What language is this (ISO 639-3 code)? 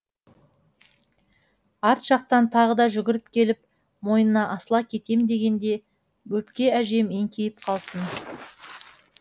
kaz